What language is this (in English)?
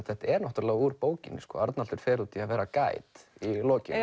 Icelandic